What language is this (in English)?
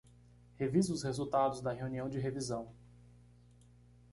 Portuguese